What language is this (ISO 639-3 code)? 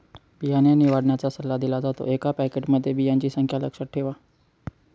mar